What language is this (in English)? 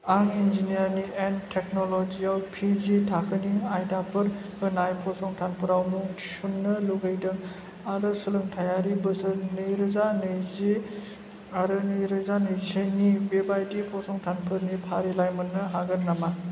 Bodo